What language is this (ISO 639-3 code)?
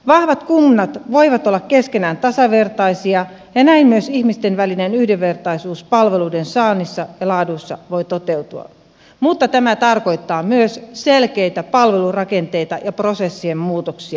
fin